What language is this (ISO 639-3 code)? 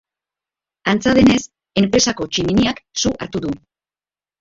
eus